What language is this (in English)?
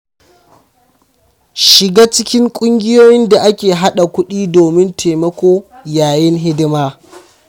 Hausa